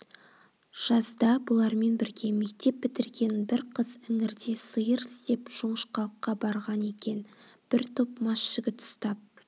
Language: Kazakh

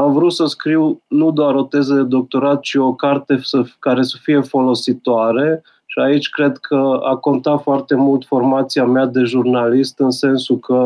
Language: Romanian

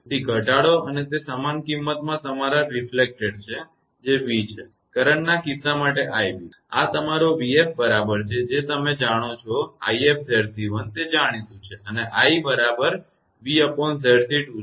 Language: Gujarati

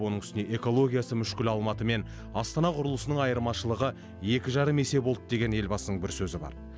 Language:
Kazakh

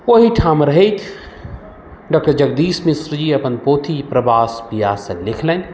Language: Maithili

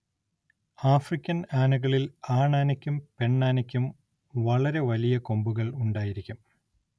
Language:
Malayalam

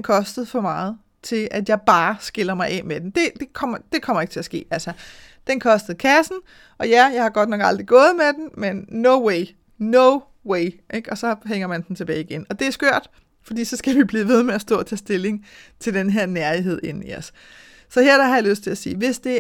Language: Danish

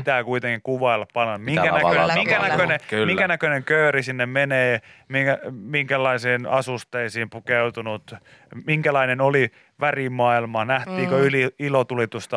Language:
Finnish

